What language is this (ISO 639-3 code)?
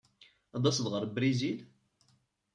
kab